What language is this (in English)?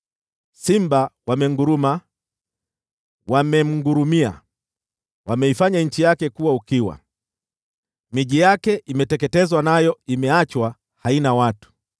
Swahili